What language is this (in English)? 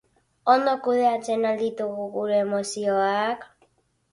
Basque